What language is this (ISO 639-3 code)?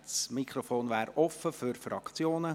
gsw